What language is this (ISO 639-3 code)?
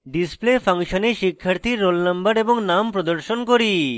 ben